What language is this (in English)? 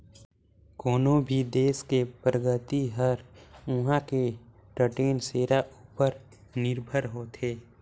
Chhattisgarhi